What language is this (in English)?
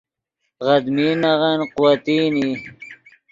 Yidgha